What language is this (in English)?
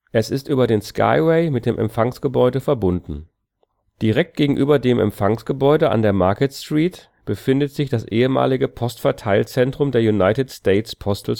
German